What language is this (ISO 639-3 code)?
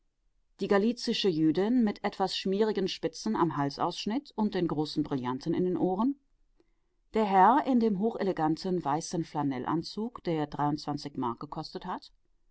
deu